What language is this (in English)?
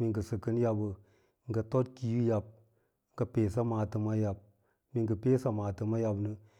Lala-Roba